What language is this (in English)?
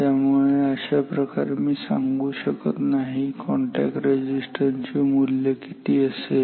Marathi